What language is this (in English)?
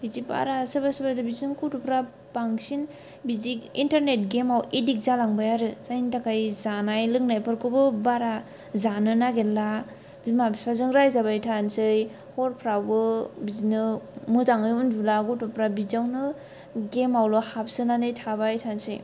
Bodo